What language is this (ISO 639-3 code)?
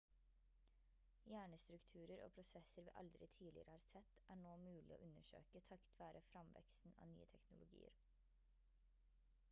nob